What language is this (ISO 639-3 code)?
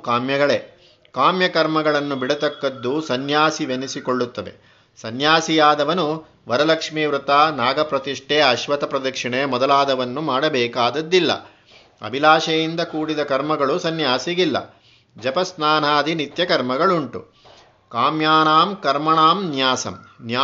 kan